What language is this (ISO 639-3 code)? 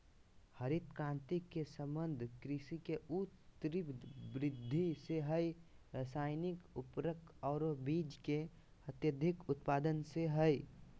mag